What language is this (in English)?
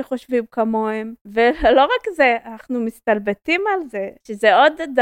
Hebrew